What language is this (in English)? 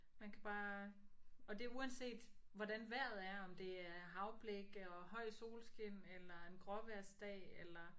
Danish